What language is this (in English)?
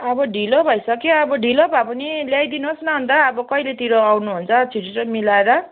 Nepali